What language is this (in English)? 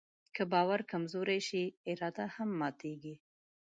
Pashto